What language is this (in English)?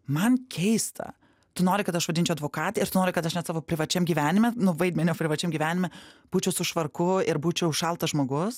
Lithuanian